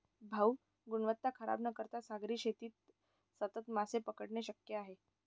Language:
Marathi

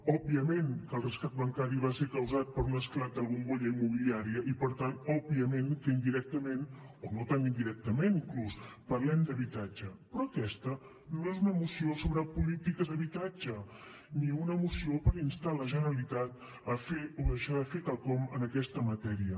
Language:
Catalan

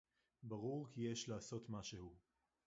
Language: Hebrew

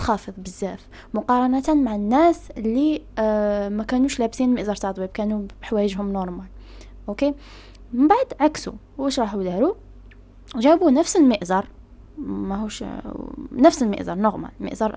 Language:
Arabic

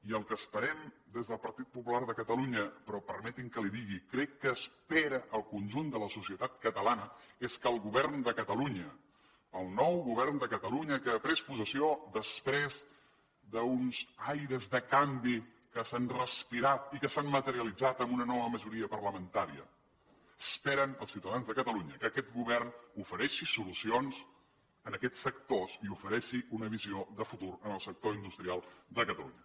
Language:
Catalan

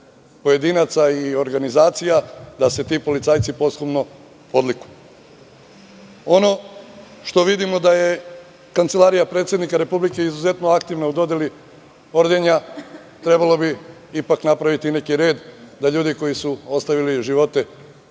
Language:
Serbian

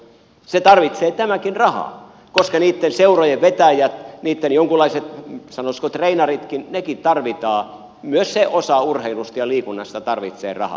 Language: Finnish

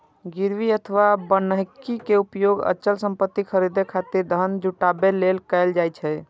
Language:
Maithili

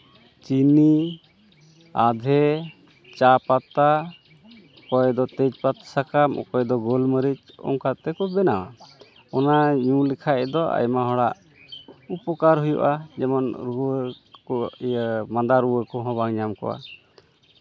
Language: Santali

